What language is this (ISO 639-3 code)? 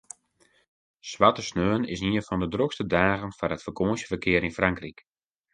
fry